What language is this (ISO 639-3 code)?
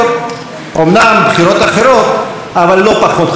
heb